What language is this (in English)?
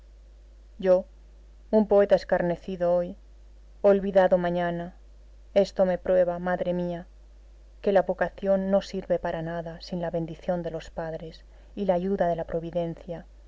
Spanish